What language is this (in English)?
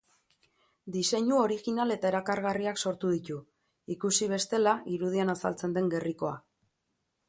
Basque